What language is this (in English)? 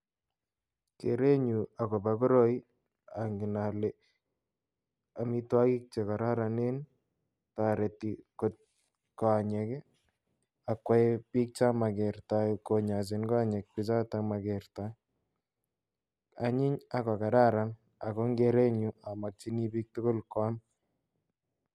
Kalenjin